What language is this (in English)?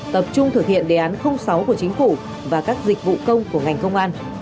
Vietnamese